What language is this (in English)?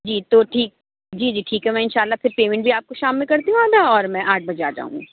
Urdu